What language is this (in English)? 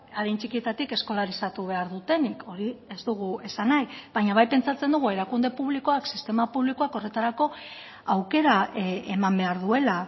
Basque